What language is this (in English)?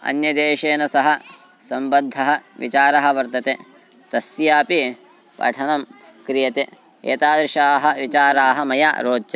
Sanskrit